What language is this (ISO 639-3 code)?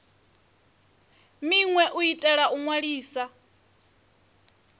ven